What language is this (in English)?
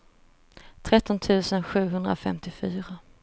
Swedish